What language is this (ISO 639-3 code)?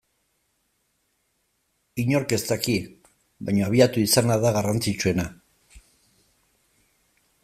eus